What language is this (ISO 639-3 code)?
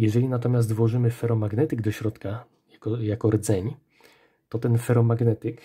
pol